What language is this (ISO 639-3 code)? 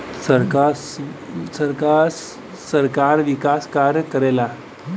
bho